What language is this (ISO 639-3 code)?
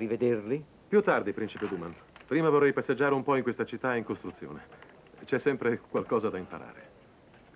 ita